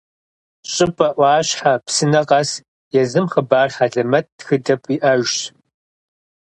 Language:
Kabardian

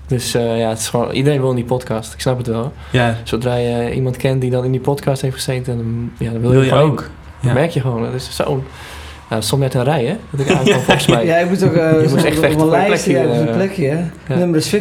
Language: Dutch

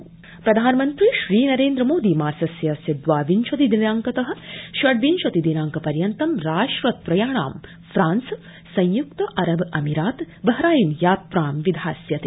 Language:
Sanskrit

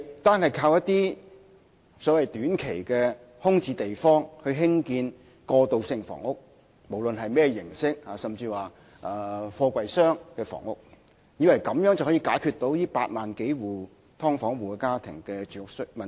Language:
Cantonese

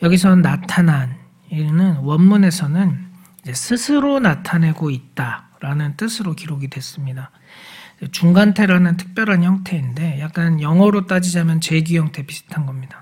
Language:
Korean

